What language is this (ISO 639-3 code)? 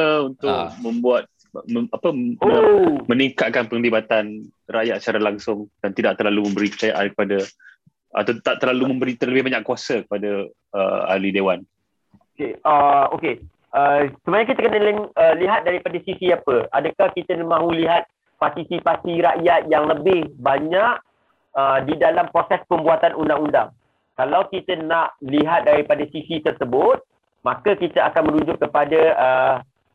msa